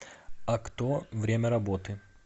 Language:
Russian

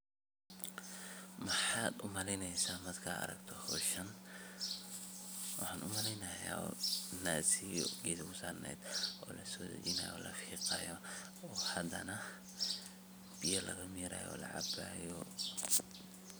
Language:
Somali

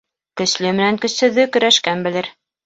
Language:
Bashkir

